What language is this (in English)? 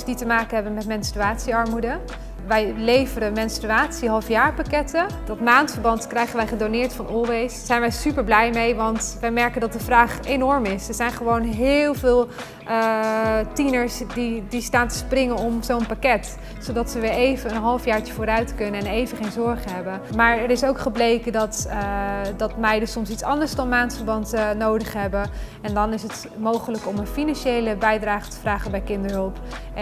Dutch